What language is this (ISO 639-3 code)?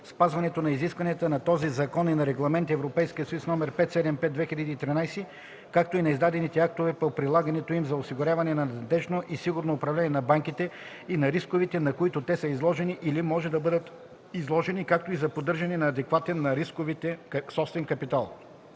bul